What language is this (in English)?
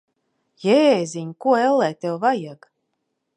Latvian